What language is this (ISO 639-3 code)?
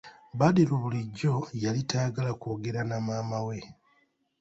lug